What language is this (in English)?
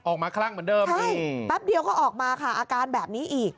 Thai